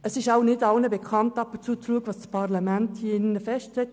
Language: Swiss German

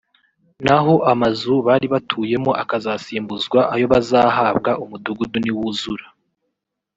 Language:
Kinyarwanda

